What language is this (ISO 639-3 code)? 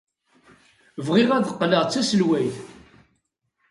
kab